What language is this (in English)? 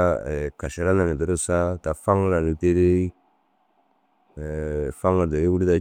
Dazaga